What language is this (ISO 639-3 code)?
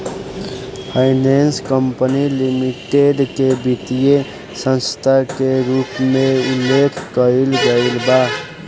bho